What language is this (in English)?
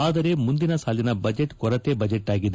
Kannada